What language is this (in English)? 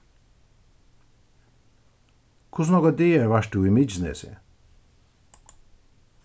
Faroese